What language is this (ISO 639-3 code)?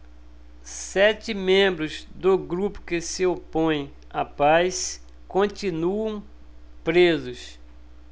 por